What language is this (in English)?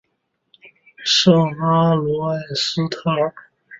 Chinese